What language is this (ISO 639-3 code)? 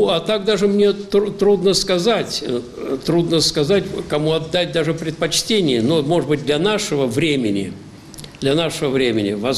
rus